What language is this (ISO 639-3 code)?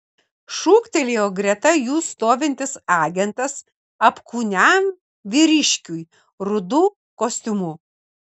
lit